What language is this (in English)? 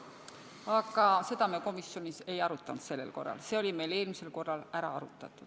Estonian